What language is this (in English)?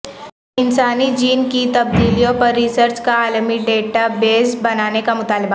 Urdu